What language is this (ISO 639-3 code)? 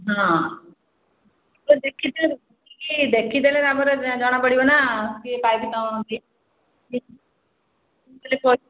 ori